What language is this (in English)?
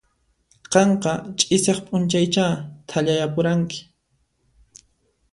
Puno Quechua